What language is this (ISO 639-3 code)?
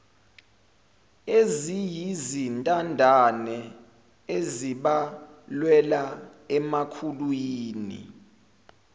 zul